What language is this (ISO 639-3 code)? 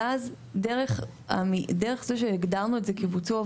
heb